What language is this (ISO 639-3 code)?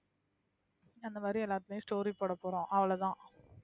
tam